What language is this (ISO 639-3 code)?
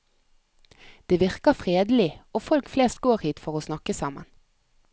nor